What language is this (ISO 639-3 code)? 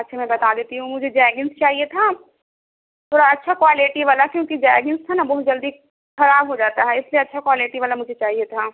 urd